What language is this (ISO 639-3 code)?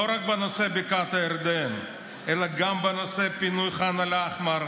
heb